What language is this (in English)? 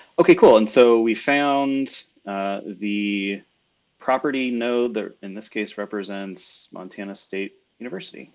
English